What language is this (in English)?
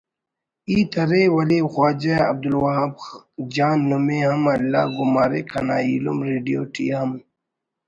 Brahui